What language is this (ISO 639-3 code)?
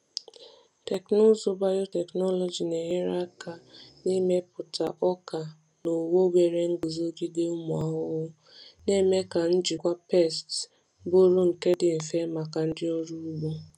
ibo